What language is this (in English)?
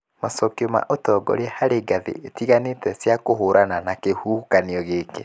Kikuyu